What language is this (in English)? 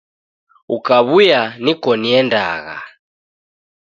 Taita